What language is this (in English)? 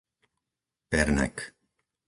Slovak